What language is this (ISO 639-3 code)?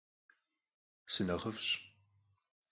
kbd